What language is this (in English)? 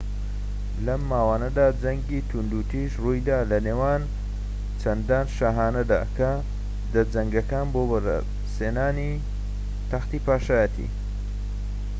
Central Kurdish